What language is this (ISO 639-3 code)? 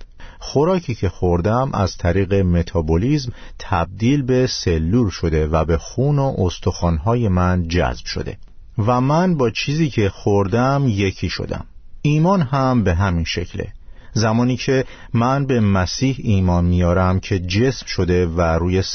fas